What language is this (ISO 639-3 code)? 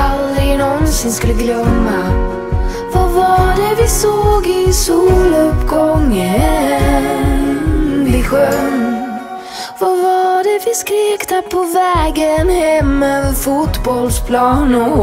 lav